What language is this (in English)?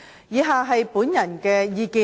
Cantonese